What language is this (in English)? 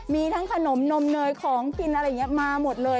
Thai